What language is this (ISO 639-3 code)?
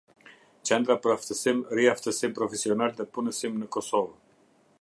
sqi